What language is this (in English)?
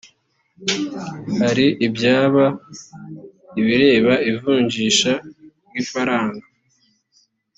Kinyarwanda